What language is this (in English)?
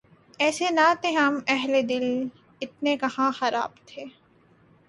Urdu